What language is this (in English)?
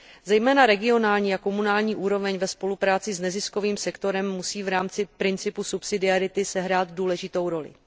Czech